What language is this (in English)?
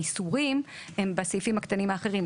Hebrew